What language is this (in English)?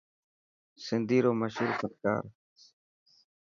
Dhatki